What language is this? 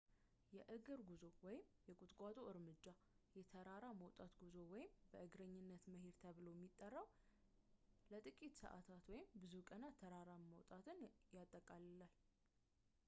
Amharic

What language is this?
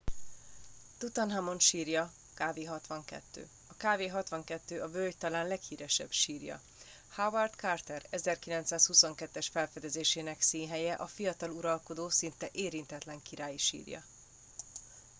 Hungarian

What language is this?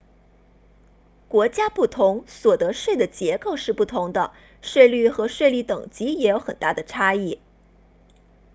Chinese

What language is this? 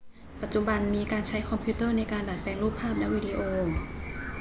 Thai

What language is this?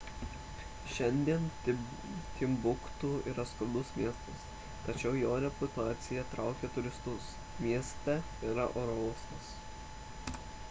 Lithuanian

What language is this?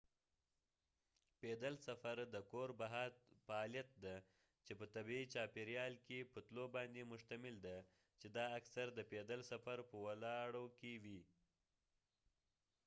Pashto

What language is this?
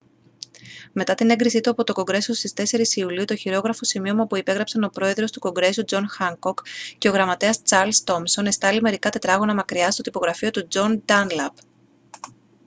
Greek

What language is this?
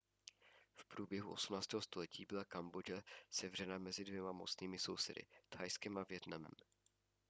Czech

